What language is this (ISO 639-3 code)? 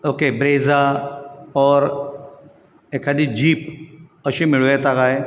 kok